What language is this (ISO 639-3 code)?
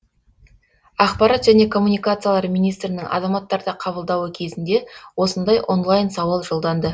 kaz